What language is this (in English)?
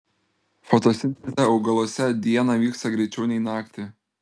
Lithuanian